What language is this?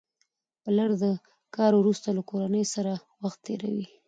Pashto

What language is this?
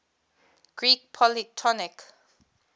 English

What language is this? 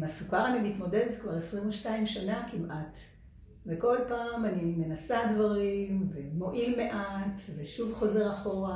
Hebrew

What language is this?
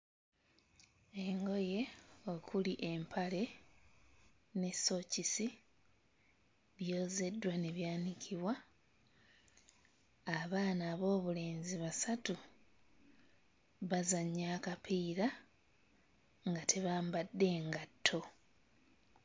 Ganda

